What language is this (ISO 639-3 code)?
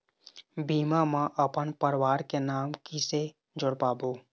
hne